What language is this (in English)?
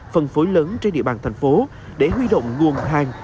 Vietnamese